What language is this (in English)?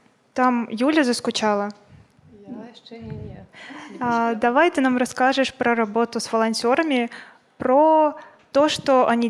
Russian